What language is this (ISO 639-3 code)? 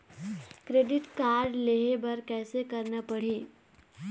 hne